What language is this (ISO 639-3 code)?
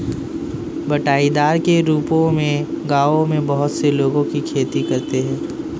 hin